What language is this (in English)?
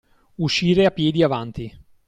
Italian